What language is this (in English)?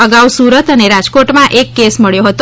Gujarati